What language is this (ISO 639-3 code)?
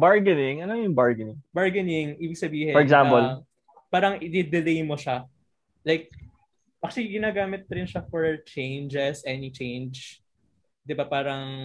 fil